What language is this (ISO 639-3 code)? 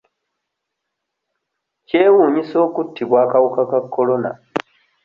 lug